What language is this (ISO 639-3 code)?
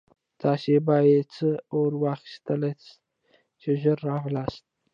pus